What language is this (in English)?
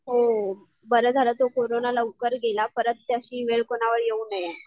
Marathi